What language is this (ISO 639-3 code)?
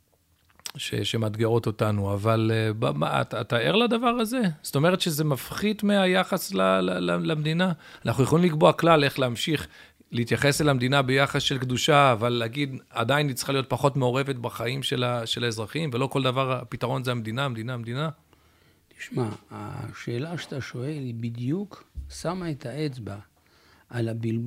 heb